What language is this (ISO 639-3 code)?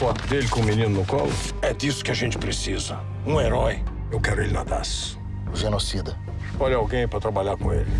por